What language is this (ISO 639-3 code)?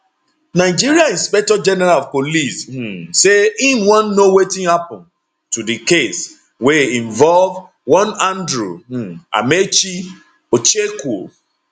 pcm